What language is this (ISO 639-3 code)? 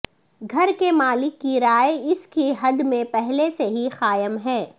urd